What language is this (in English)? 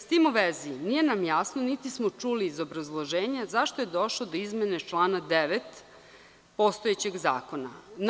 Serbian